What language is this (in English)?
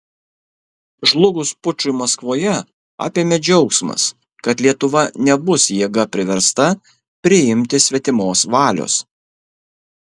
Lithuanian